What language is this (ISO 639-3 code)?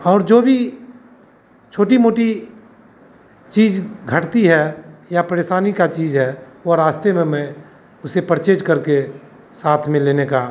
hin